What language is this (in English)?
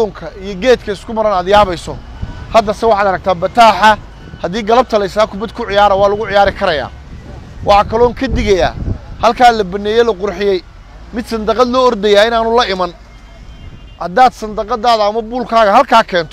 Arabic